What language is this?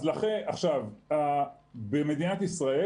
Hebrew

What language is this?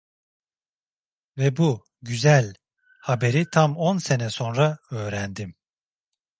Turkish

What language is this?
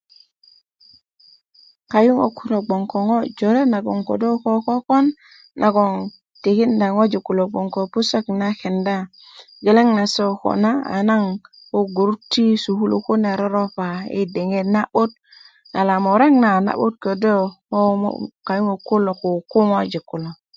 Kuku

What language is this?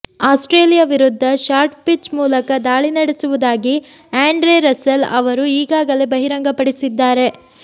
Kannada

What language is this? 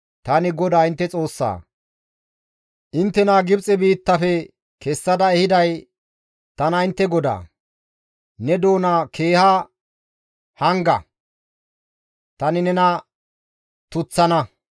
Gamo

